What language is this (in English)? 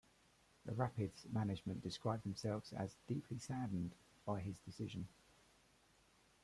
English